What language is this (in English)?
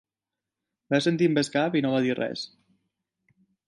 Catalan